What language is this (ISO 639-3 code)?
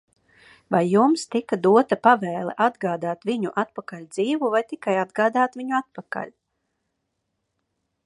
lav